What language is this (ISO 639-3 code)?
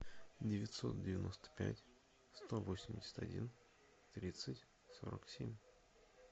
rus